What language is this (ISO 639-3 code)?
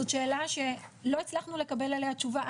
heb